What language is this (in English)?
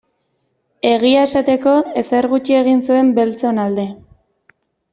Basque